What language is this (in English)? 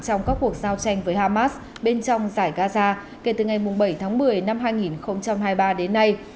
Vietnamese